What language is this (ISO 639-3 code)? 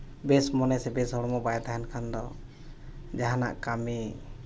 sat